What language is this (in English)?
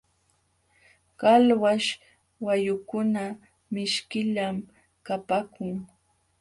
Jauja Wanca Quechua